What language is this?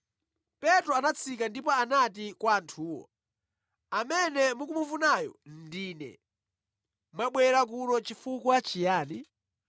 Nyanja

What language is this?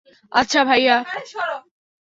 Bangla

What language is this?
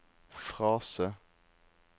Norwegian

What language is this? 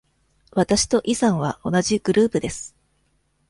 Japanese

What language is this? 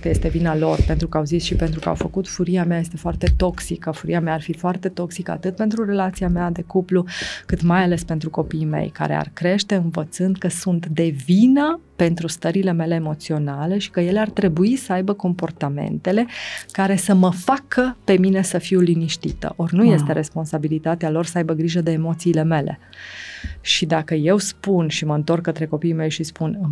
Romanian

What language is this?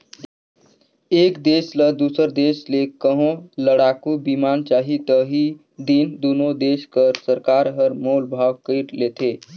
Chhattisgarhi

